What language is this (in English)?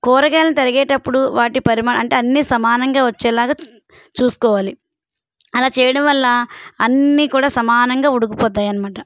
Telugu